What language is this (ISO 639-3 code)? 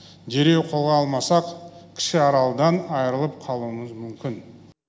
kaz